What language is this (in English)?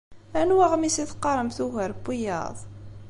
Kabyle